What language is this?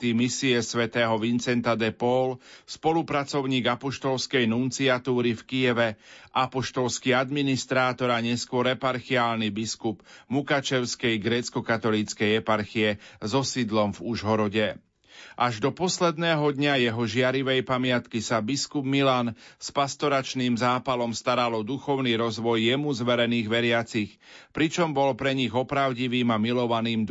Slovak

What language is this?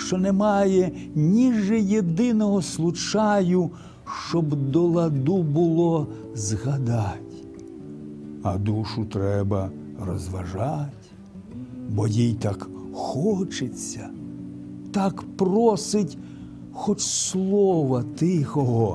French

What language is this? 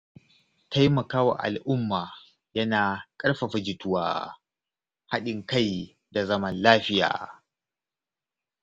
Hausa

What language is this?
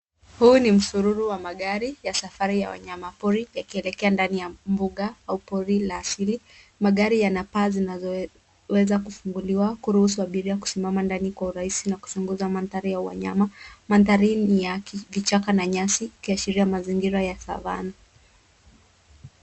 Swahili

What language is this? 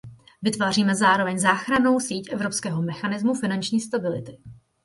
Czech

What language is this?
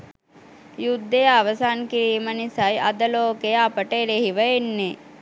Sinhala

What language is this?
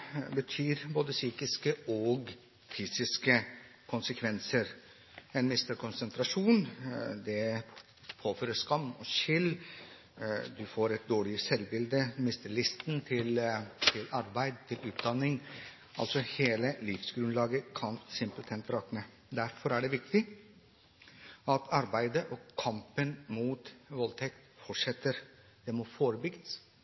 Norwegian Bokmål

